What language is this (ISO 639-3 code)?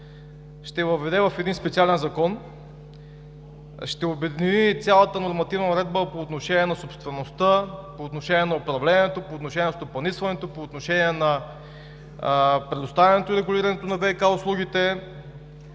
bul